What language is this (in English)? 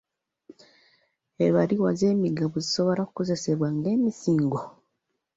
Ganda